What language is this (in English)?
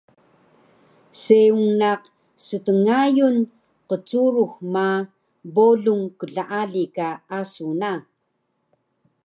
Taroko